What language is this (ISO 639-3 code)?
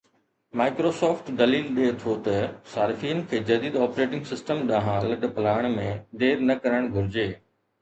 snd